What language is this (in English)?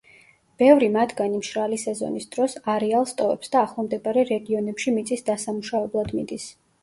Georgian